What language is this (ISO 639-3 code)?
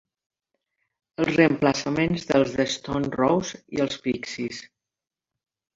cat